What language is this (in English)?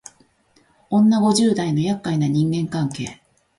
Japanese